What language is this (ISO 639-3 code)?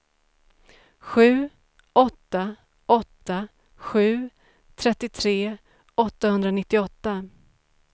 swe